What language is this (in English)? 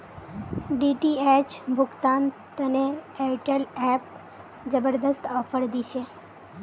Magahi